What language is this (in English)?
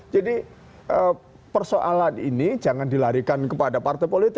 Indonesian